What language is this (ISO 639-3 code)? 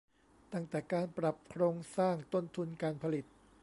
tha